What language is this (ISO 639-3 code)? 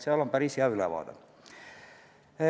est